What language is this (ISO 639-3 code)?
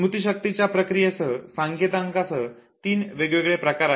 mar